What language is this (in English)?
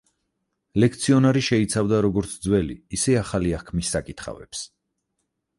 Georgian